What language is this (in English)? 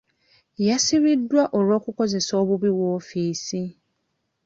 Ganda